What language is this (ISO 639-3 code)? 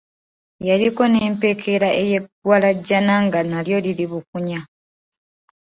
lug